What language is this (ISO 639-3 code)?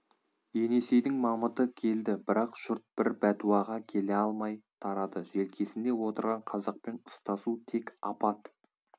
kaz